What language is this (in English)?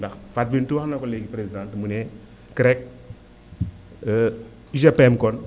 Wolof